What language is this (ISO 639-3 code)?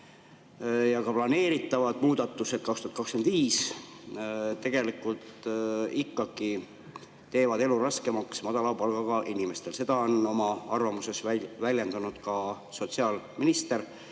est